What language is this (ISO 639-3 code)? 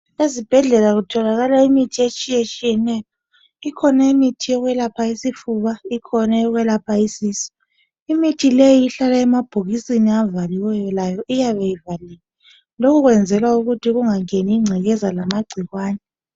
nde